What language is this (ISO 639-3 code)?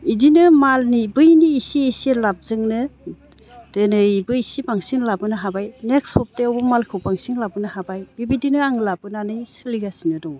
brx